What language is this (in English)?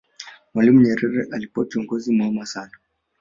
Swahili